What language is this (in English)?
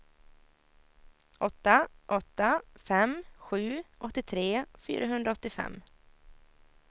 Swedish